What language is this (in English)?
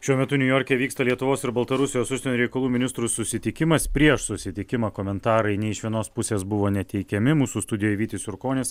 Lithuanian